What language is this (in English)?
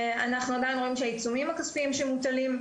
Hebrew